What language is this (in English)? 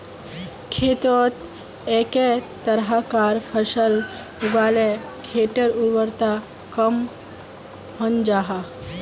Magahi